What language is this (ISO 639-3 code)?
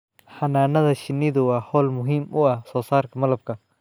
som